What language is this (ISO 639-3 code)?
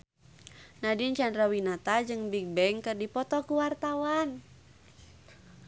sun